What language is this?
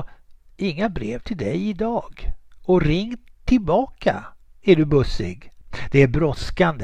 Swedish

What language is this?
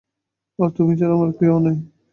Bangla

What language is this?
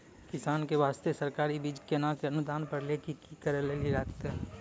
Maithili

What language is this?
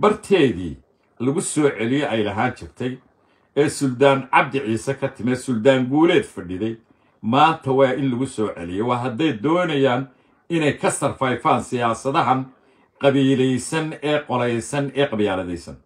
Arabic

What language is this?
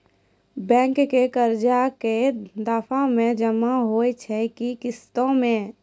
Maithili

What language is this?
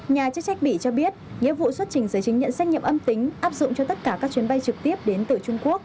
Vietnamese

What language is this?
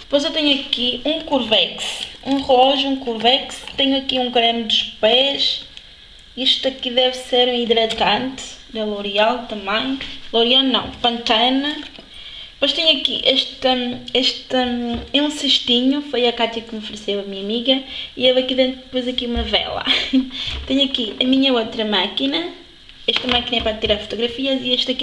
Portuguese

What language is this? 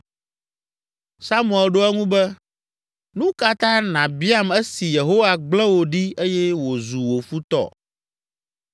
Ewe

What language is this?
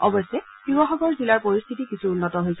Assamese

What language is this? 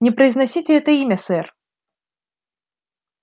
Russian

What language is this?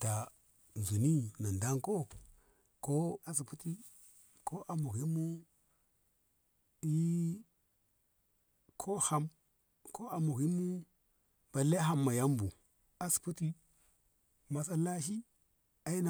Ngamo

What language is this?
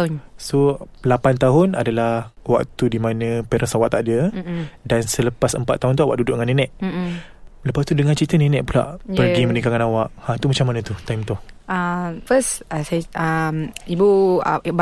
Malay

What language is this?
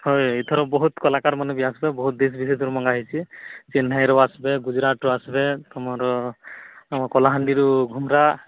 Odia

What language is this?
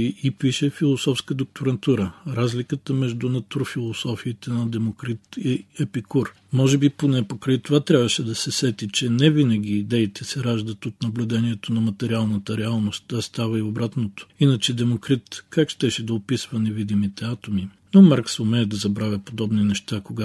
Bulgarian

